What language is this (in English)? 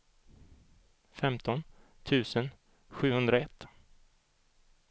Swedish